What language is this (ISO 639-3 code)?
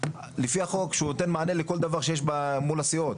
heb